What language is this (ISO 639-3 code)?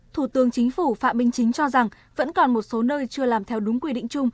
vie